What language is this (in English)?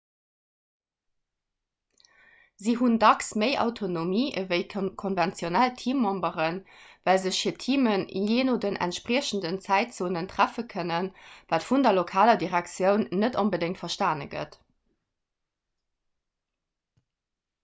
Luxembourgish